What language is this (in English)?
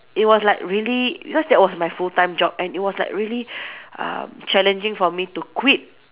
English